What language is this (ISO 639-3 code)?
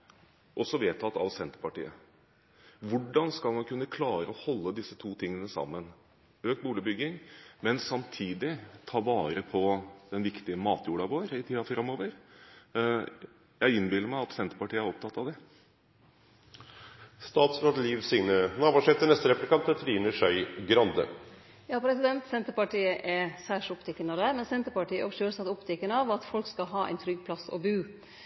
nor